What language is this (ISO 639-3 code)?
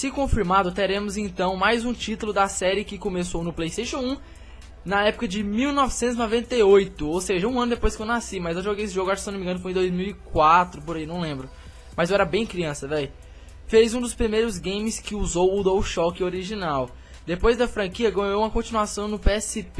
por